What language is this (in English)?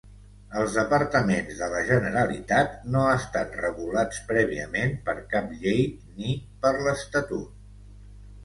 Catalan